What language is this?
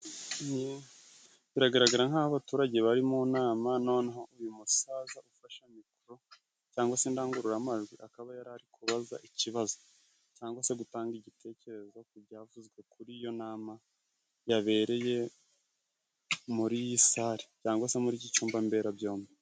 Kinyarwanda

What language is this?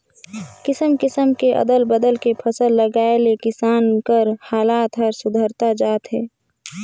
Chhattisgarhi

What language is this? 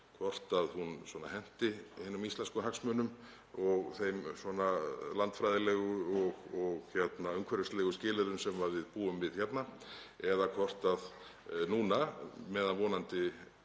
Icelandic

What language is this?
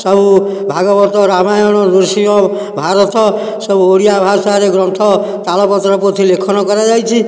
Odia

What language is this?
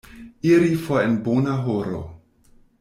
Esperanto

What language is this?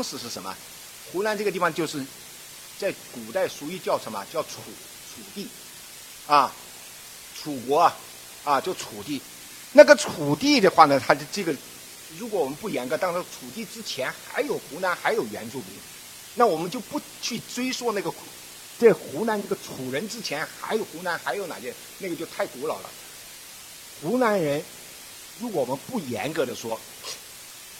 Chinese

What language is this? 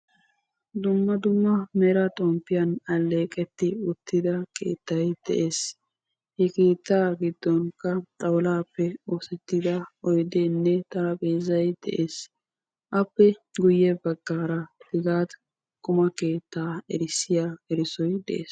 Wolaytta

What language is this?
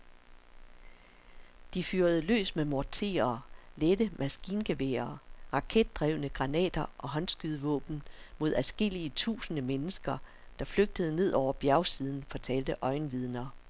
Danish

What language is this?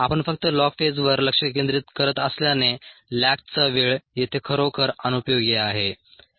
Marathi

